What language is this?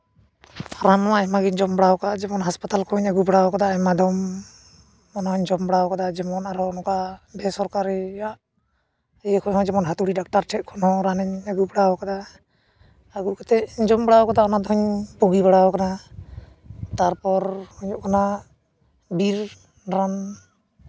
Santali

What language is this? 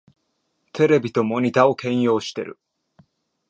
Japanese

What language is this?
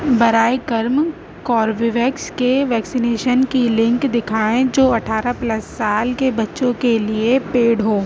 Urdu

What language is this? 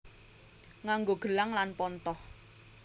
Javanese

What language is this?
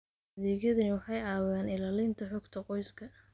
Somali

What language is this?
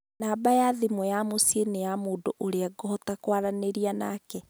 Kikuyu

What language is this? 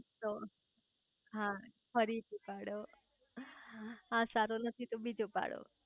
Gujarati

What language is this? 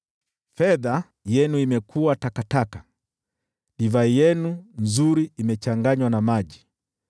Swahili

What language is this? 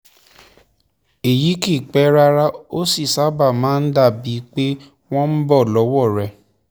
Yoruba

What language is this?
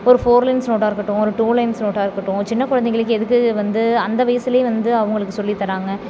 Tamil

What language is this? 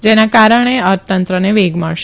Gujarati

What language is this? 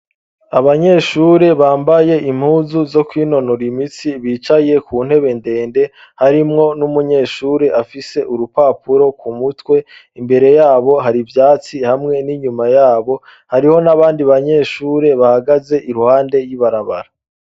Rundi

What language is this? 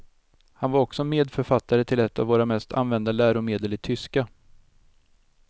Swedish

